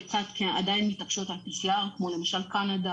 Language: Hebrew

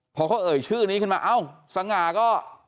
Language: Thai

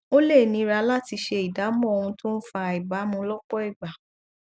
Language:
Yoruba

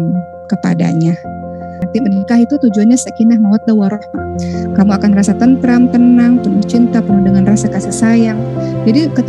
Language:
Indonesian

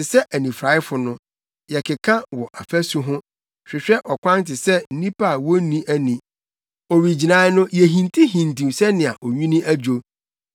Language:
Akan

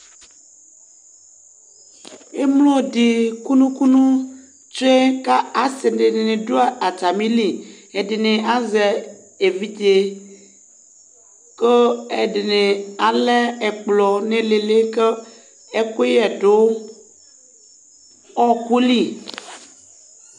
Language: Ikposo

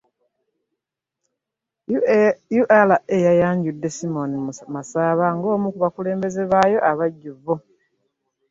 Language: Ganda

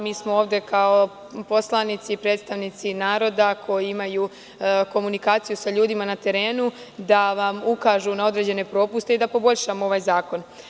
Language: Serbian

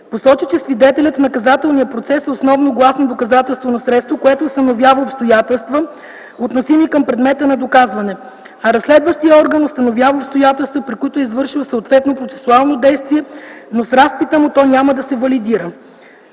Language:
Bulgarian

